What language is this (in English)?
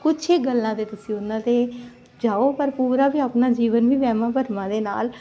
Punjabi